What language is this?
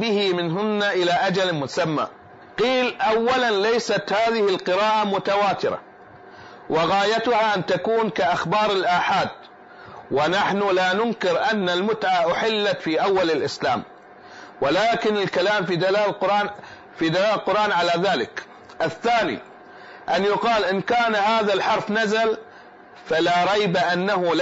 Arabic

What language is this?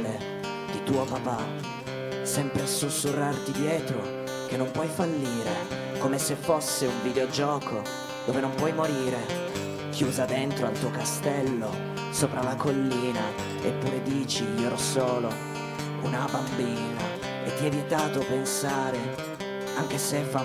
Italian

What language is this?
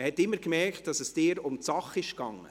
Swiss German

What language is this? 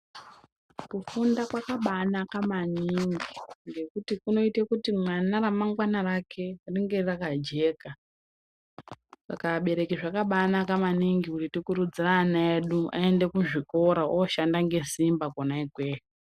Ndau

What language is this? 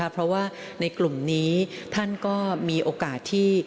Thai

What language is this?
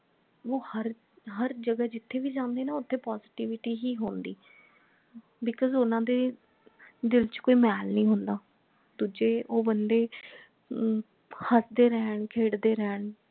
Punjabi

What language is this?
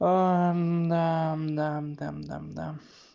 Russian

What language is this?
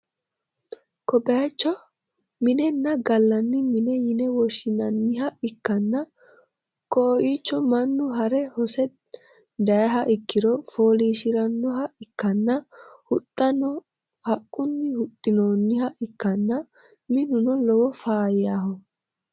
Sidamo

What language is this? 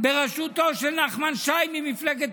Hebrew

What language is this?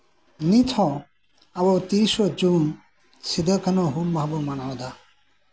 Santali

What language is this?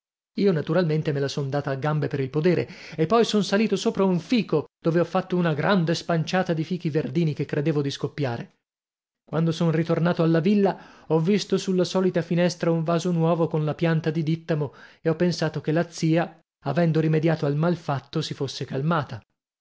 Italian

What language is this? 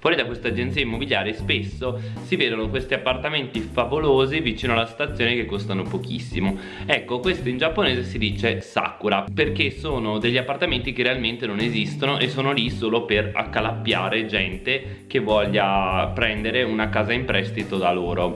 Italian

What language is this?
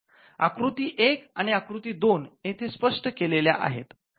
Marathi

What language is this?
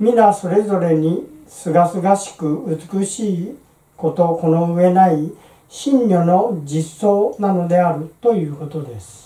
Japanese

